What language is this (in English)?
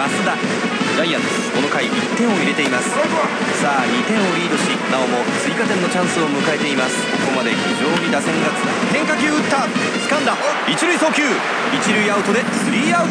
Japanese